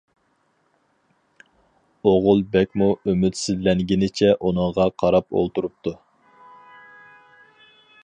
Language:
Uyghur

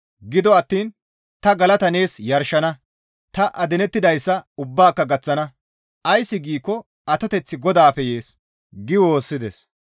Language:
Gamo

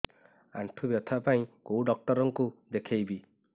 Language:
Odia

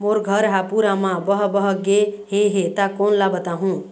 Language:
Chhattisgarhi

